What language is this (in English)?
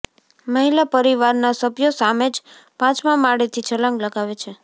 Gujarati